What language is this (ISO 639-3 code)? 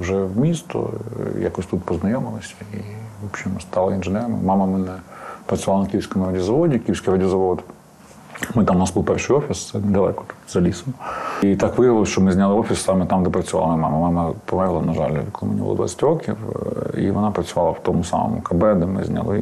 ukr